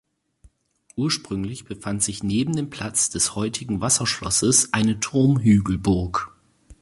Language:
German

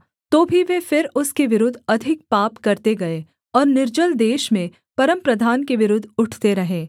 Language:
Hindi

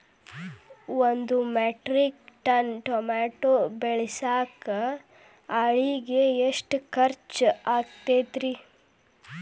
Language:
Kannada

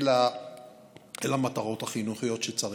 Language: Hebrew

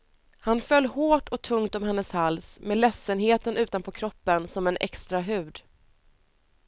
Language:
Swedish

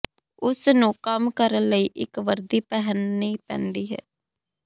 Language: Punjabi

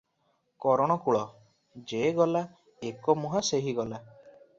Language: Odia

